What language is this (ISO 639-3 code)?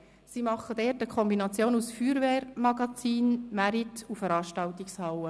gsw